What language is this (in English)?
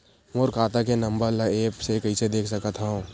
Chhattisgarhi